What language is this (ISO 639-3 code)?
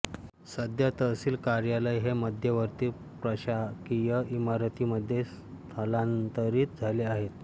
mar